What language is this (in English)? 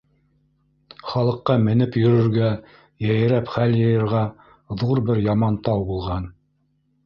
Bashkir